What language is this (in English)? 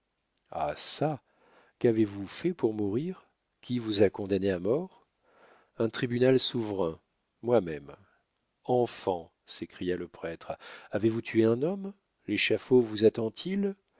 French